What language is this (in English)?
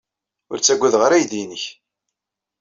Kabyle